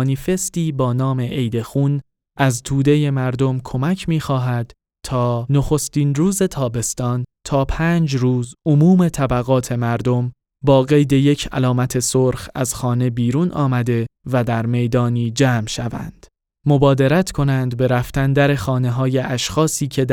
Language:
Persian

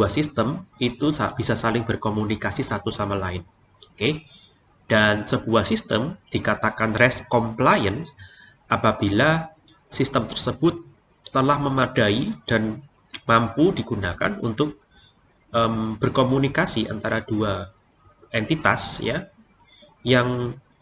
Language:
Indonesian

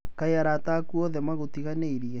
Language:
Kikuyu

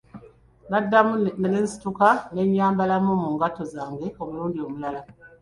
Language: Ganda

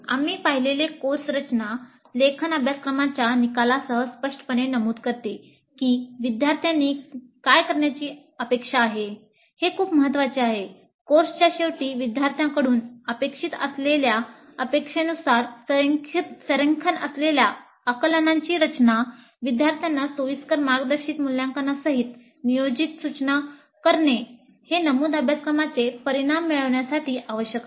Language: Marathi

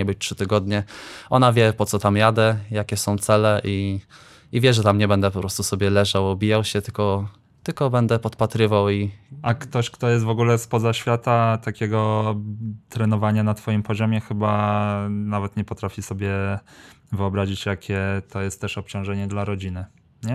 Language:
Polish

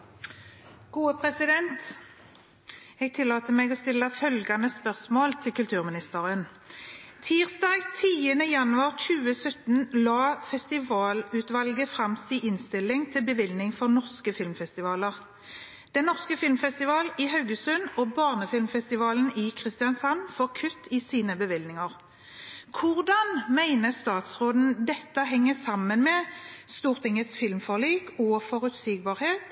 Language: Norwegian Bokmål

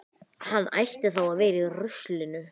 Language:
Icelandic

